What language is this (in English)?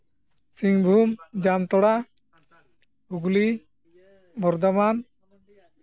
Santali